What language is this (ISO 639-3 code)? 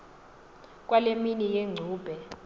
xho